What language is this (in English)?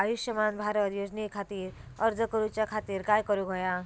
Marathi